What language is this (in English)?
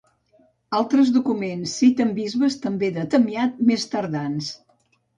Catalan